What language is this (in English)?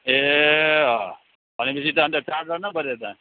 Nepali